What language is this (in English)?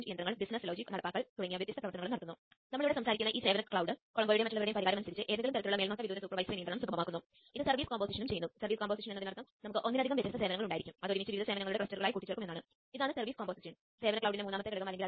Malayalam